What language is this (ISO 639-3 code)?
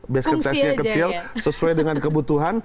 ind